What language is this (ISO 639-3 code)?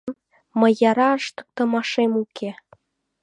chm